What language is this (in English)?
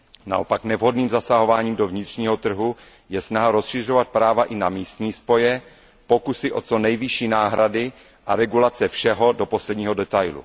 Czech